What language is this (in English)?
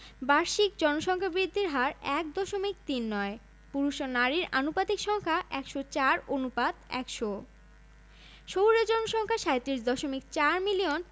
Bangla